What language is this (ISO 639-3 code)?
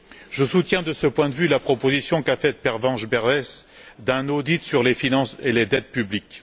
fra